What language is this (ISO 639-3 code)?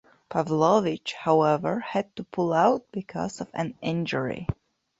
eng